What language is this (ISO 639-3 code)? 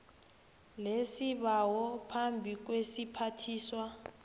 nbl